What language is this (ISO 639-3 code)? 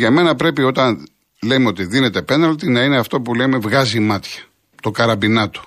ell